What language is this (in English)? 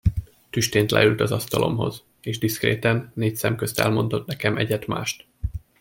Hungarian